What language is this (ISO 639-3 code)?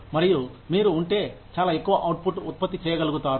tel